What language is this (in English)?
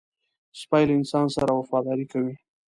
Pashto